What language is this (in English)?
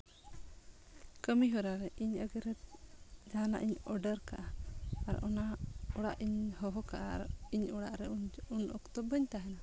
Santali